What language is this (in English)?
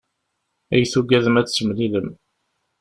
Kabyle